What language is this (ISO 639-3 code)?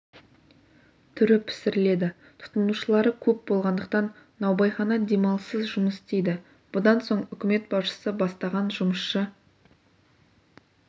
kaz